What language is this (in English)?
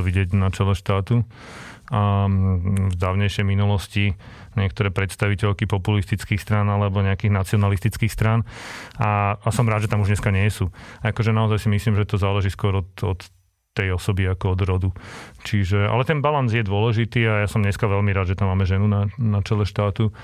Slovak